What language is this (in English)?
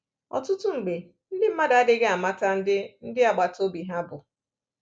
Igbo